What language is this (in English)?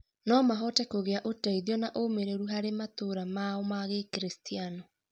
Kikuyu